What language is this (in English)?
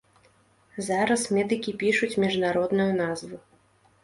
Belarusian